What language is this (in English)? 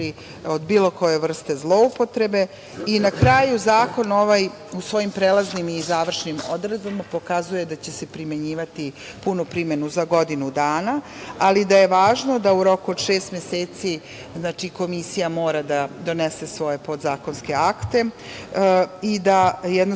Serbian